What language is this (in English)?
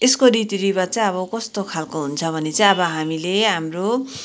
Nepali